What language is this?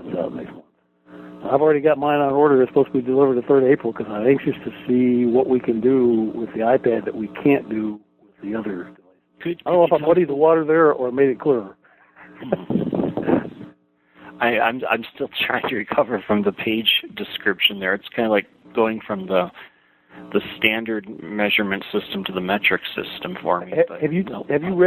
English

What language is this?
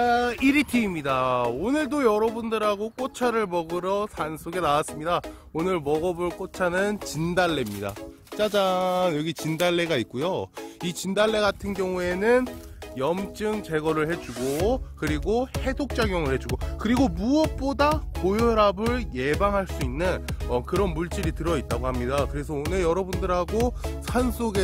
Korean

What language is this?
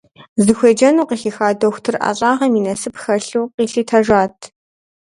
Kabardian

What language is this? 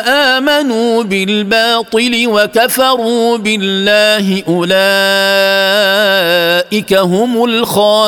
Arabic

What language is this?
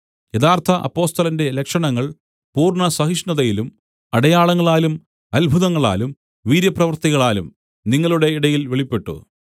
Malayalam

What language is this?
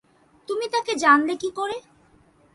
Bangla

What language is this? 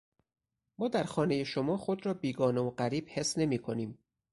Persian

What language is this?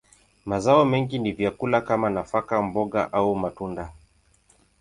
Swahili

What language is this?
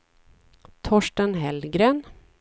Swedish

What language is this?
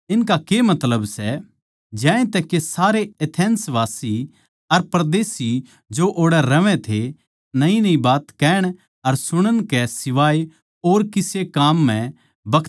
Haryanvi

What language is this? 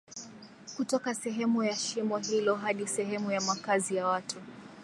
Swahili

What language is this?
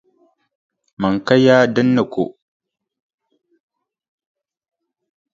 Dagbani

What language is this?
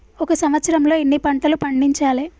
Telugu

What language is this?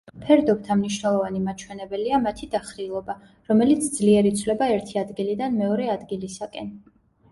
Georgian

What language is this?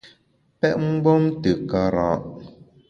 Bamun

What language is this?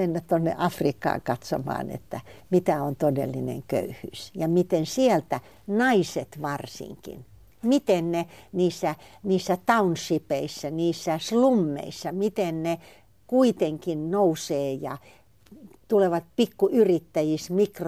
Finnish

